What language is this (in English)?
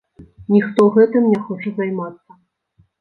Belarusian